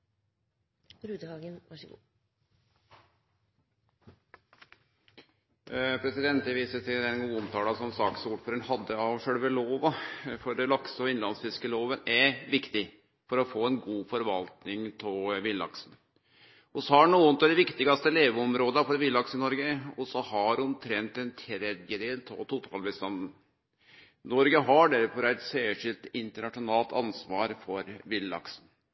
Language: Norwegian Nynorsk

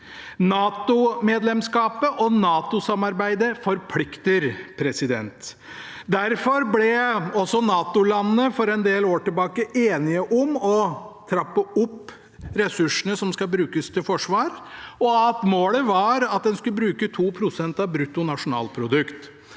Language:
Norwegian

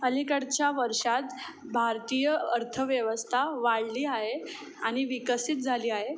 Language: Marathi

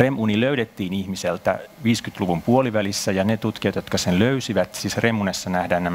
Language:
Finnish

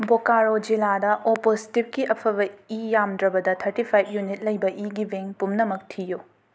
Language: Manipuri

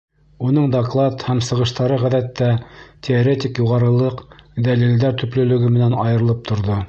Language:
Bashkir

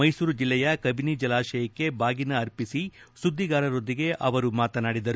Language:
Kannada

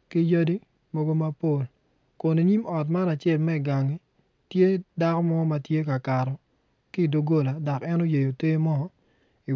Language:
Acoli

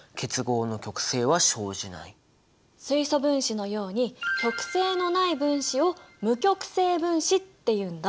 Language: Japanese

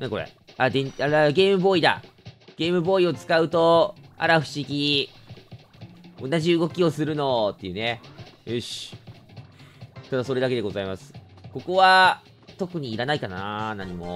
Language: Japanese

